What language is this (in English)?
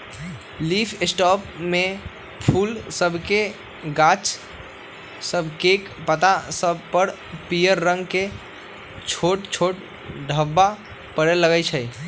Magahi